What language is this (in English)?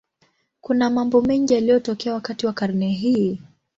Swahili